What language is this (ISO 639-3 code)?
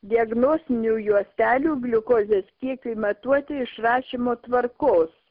lit